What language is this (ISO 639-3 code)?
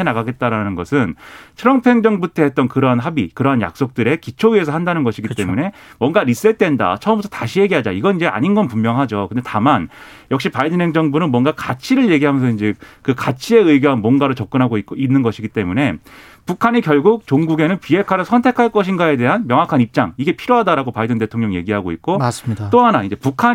kor